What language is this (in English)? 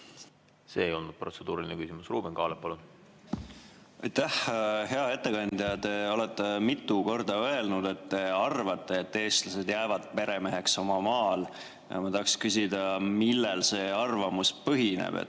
Estonian